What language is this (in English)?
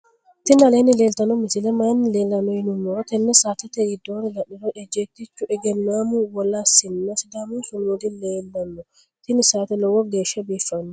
Sidamo